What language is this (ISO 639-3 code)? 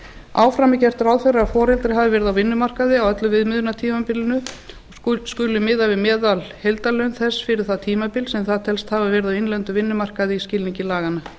isl